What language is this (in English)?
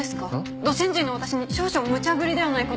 Japanese